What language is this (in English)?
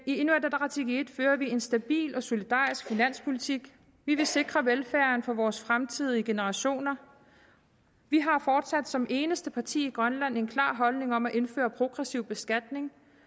Danish